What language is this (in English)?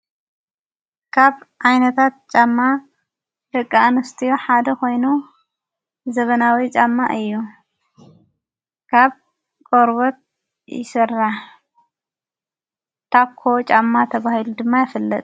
Tigrinya